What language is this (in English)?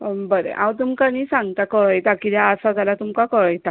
Konkani